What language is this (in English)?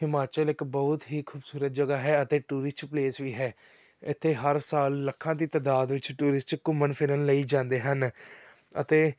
Punjabi